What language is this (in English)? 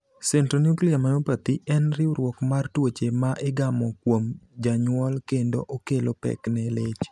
Luo (Kenya and Tanzania)